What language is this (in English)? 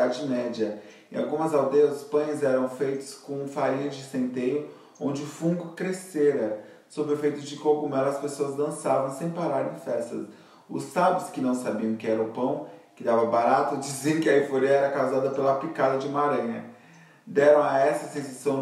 Portuguese